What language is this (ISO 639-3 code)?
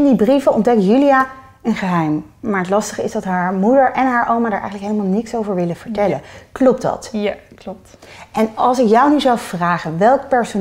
nld